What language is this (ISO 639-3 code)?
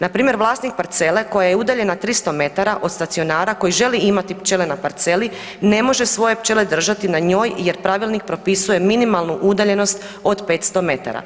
hrv